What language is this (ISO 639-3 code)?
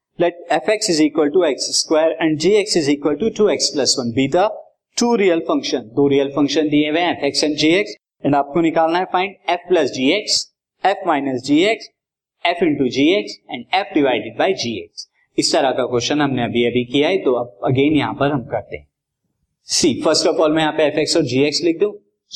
hin